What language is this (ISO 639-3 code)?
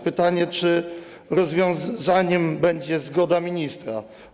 pol